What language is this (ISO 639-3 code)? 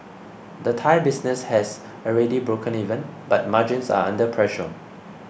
eng